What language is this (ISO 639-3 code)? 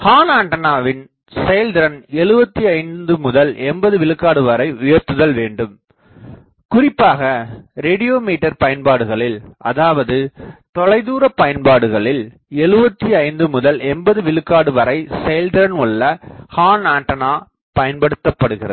tam